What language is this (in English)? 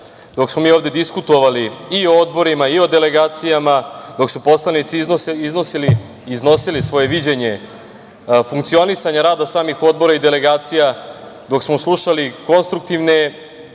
Serbian